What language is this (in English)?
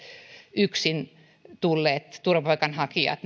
Finnish